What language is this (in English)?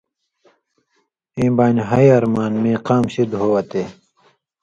Indus Kohistani